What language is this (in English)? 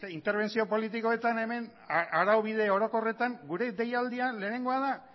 Basque